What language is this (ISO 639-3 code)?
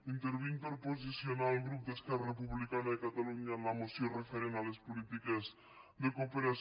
cat